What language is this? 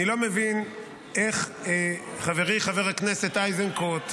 Hebrew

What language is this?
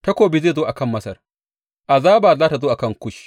Hausa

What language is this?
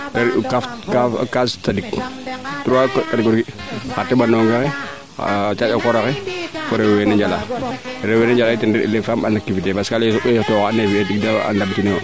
Serer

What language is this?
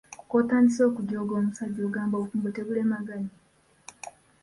Ganda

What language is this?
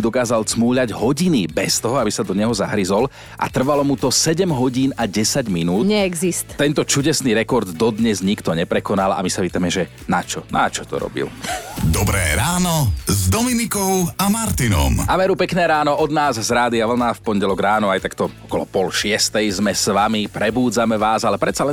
Slovak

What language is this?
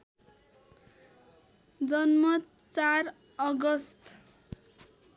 Nepali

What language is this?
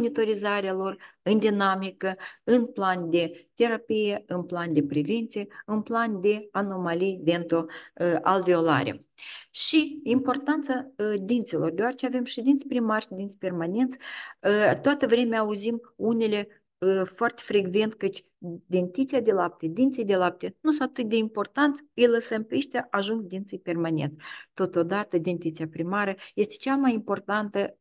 Romanian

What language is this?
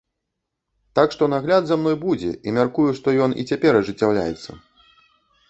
Belarusian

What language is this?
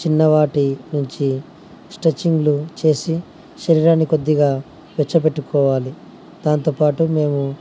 Telugu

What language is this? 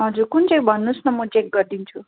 Nepali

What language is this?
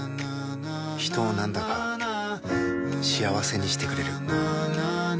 Japanese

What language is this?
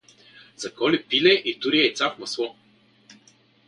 Bulgarian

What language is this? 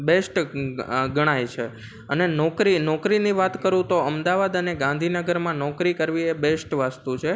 Gujarati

